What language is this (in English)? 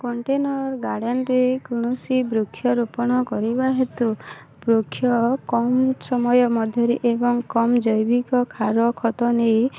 Odia